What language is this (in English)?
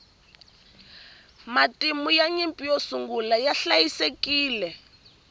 Tsonga